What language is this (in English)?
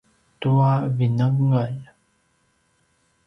Paiwan